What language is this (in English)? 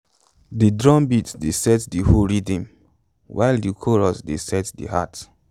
Nigerian Pidgin